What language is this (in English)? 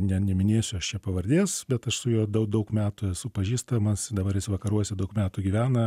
Lithuanian